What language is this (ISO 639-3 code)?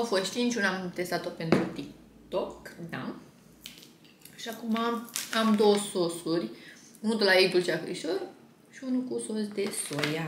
ron